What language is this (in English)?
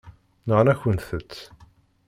Kabyle